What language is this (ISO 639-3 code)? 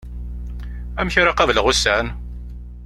kab